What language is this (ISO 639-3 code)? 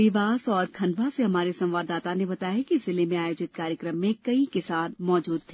hin